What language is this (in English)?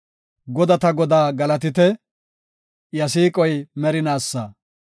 Gofa